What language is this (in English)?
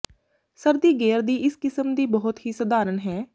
Punjabi